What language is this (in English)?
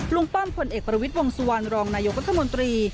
Thai